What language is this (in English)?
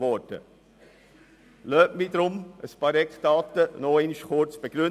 Swiss German